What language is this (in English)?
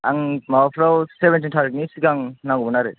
Bodo